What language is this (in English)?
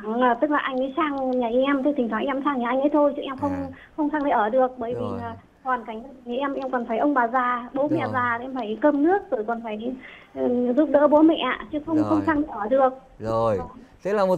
Vietnamese